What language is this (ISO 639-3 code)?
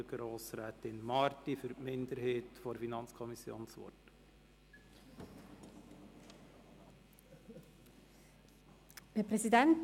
gsw